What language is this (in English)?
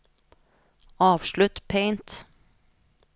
Norwegian